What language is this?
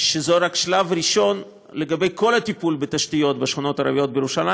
Hebrew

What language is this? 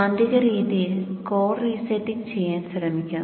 Malayalam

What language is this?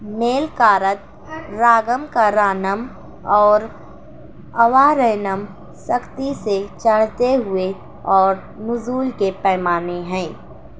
Urdu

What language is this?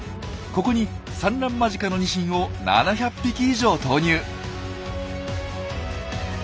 Japanese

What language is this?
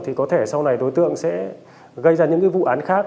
Vietnamese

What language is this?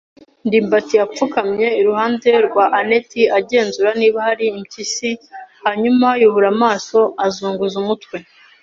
Kinyarwanda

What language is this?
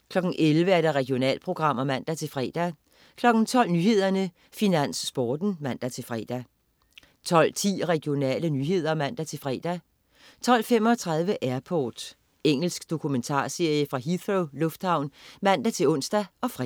Danish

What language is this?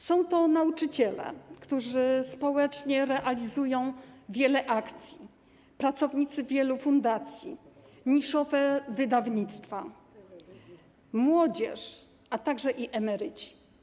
Polish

